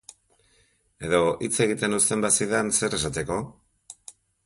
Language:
Basque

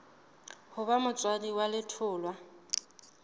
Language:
Southern Sotho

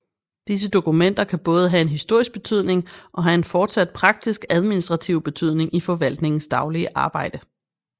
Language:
Danish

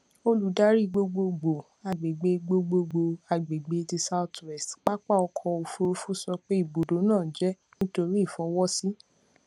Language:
Yoruba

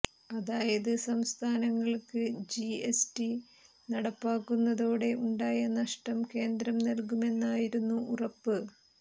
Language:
Malayalam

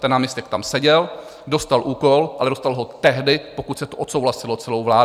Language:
Czech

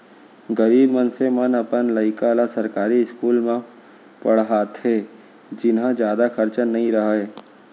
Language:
Chhattisgarhi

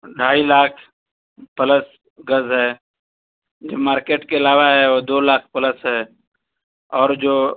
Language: Urdu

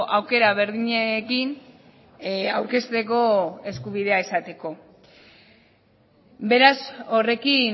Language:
Basque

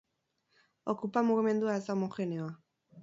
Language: Basque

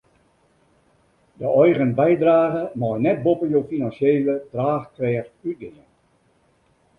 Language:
Western Frisian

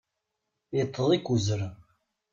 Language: Kabyle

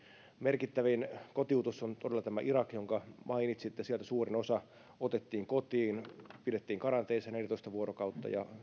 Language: Finnish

